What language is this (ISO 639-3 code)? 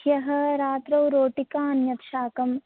san